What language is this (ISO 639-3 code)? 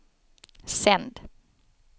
swe